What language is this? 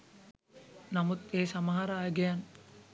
Sinhala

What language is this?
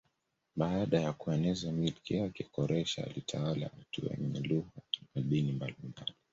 Swahili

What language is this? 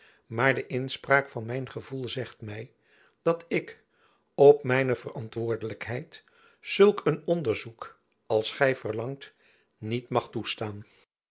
Dutch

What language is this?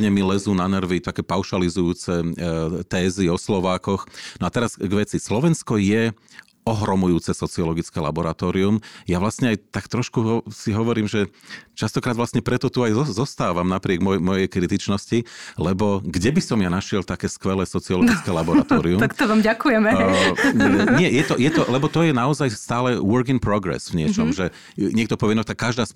Slovak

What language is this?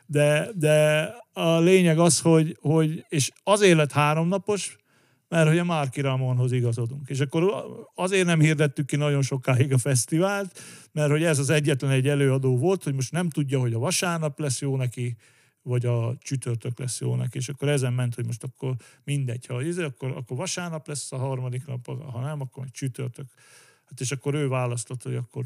Hungarian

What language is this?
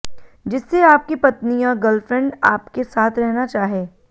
Hindi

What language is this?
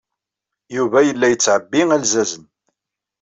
Kabyle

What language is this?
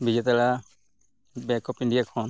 Santali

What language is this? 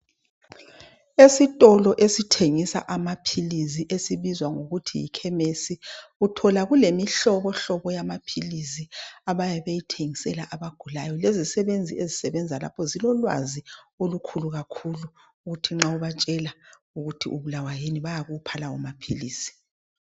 North Ndebele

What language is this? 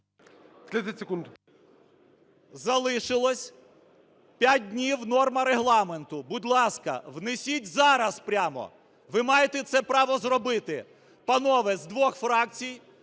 Ukrainian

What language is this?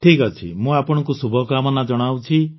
Odia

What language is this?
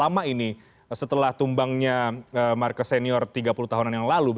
Indonesian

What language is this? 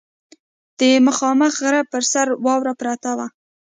Pashto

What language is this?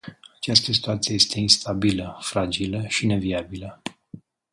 Romanian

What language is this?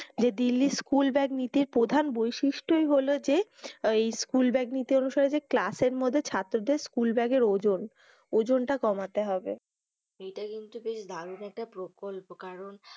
Bangla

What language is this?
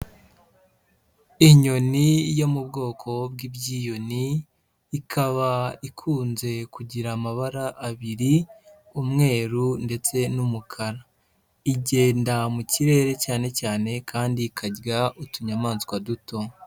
Kinyarwanda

